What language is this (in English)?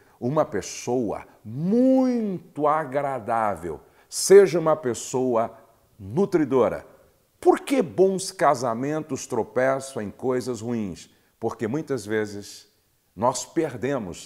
Portuguese